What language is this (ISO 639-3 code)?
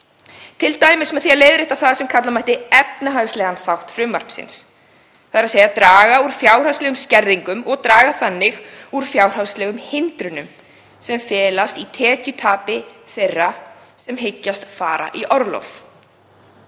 isl